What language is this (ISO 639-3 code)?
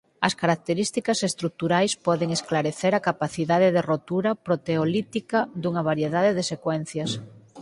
glg